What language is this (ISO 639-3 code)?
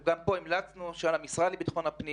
heb